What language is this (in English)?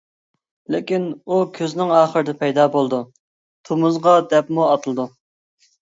Uyghur